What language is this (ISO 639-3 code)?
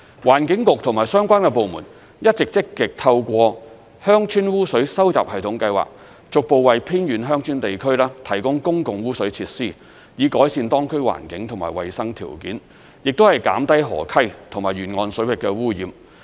yue